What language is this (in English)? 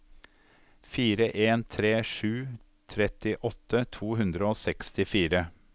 Norwegian